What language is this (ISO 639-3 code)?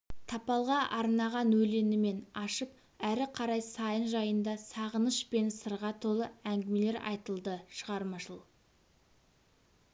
kaz